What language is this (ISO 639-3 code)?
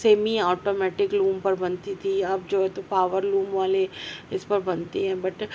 urd